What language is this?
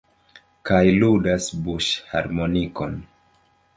Esperanto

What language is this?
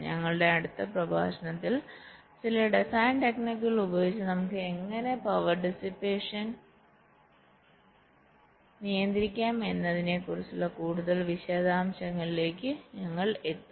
Malayalam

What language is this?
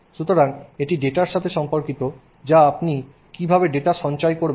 Bangla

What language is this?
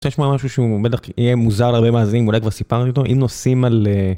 Hebrew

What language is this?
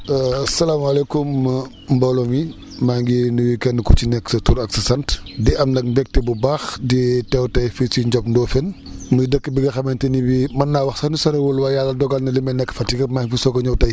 Wolof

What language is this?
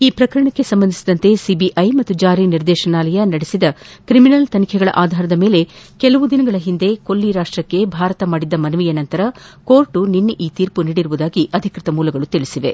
Kannada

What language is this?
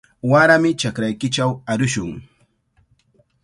Cajatambo North Lima Quechua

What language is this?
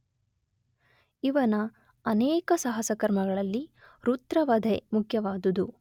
Kannada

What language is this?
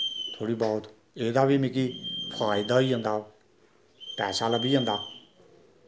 Dogri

